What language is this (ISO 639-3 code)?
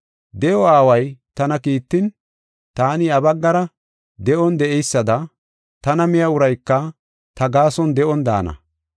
gof